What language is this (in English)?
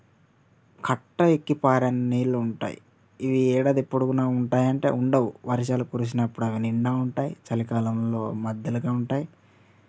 Telugu